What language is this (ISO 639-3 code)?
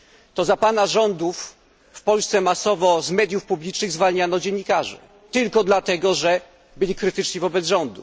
pol